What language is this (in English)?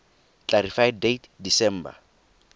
Tswana